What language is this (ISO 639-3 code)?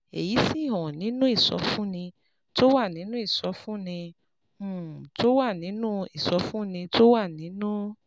yor